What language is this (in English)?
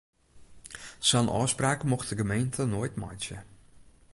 Western Frisian